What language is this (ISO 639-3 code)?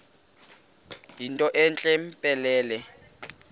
xho